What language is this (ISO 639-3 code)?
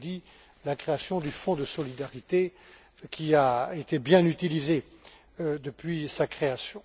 fra